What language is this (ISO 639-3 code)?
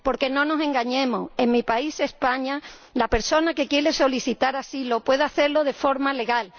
spa